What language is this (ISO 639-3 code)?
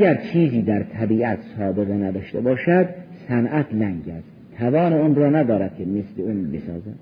fas